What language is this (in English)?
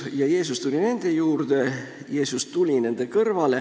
Estonian